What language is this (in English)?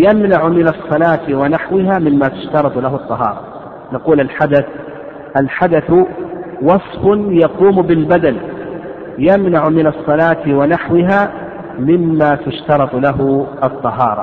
Arabic